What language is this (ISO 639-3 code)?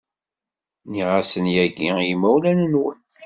kab